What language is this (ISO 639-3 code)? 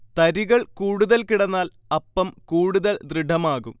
mal